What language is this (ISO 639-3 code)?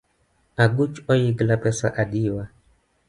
luo